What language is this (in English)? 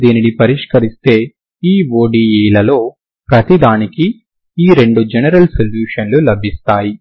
Telugu